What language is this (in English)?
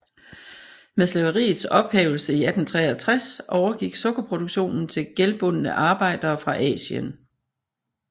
Danish